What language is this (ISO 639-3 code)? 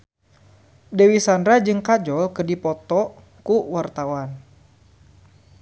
sun